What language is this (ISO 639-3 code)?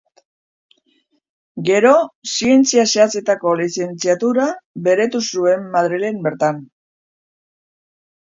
eus